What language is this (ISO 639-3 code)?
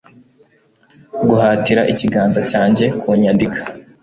kin